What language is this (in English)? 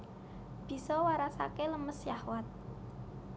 Javanese